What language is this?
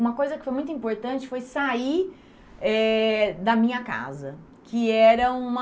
Portuguese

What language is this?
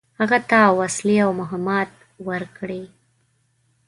Pashto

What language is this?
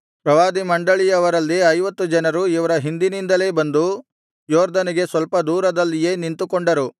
Kannada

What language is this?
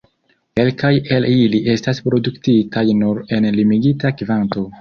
Esperanto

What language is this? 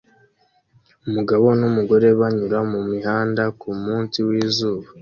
Kinyarwanda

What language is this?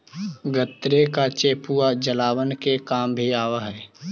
Magahi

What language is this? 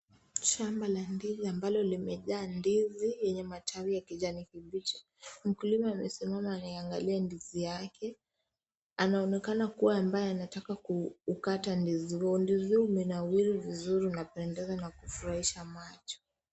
Swahili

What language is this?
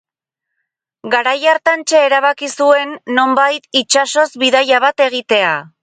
Basque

